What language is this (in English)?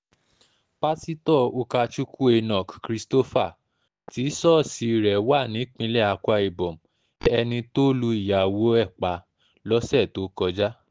Yoruba